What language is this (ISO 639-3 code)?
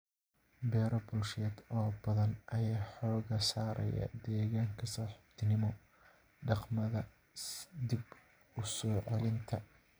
som